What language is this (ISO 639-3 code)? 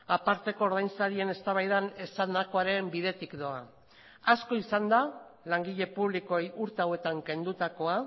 eus